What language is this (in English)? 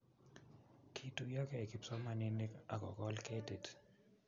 Kalenjin